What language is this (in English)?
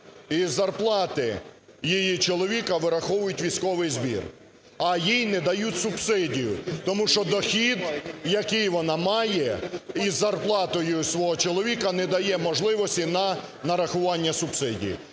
Ukrainian